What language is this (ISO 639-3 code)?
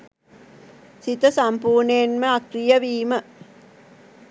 sin